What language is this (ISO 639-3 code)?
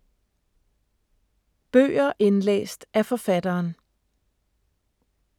dan